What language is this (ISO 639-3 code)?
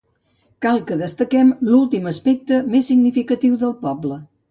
cat